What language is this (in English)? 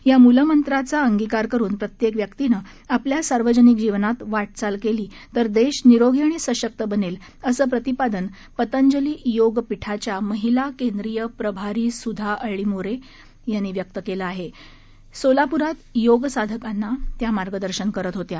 Marathi